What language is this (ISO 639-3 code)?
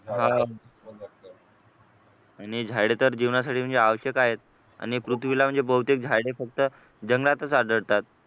mar